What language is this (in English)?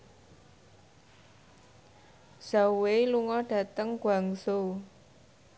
Javanese